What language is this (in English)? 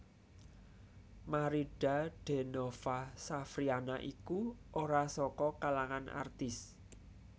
Javanese